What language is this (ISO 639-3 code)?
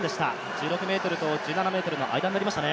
jpn